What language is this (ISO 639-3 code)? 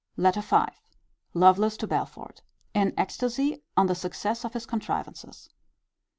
eng